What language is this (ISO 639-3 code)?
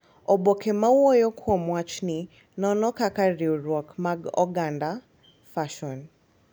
luo